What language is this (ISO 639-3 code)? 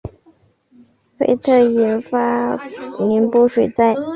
zho